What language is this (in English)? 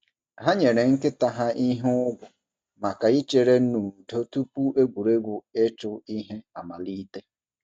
Igbo